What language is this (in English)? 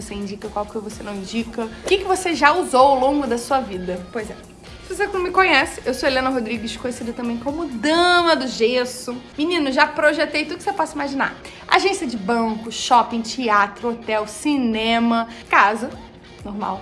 Portuguese